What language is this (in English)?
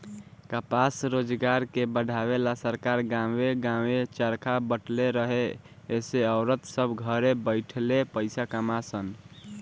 Bhojpuri